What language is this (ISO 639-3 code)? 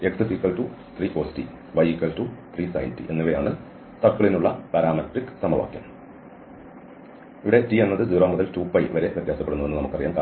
mal